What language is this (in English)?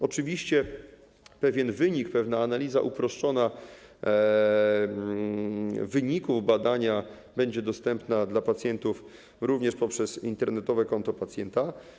Polish